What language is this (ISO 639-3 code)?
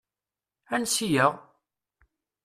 kab